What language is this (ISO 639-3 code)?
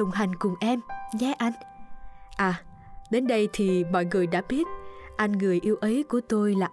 vie